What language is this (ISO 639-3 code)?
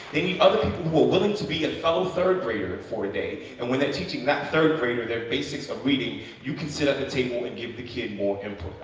eng